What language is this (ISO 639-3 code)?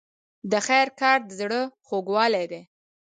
pus